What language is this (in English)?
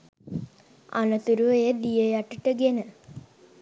Sinhala